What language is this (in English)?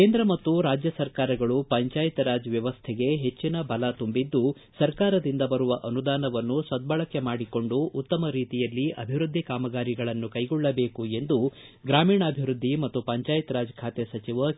Kannada